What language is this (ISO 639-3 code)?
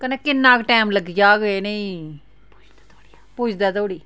doi